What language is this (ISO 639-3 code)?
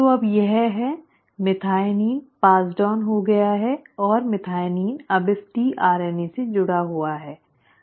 hin